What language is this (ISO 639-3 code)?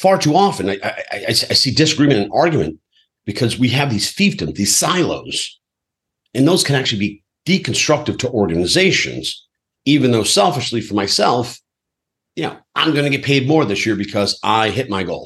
eng